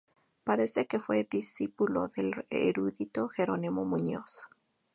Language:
Spanish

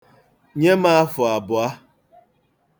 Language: Igbo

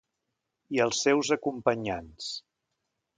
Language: Catalan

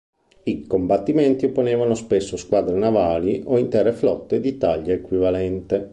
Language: Italian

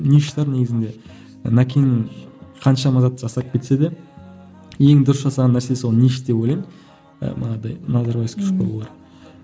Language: Kazakh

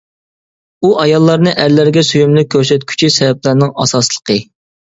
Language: Uyghur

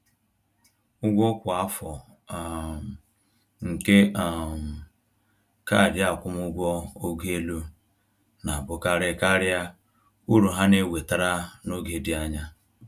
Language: Igbo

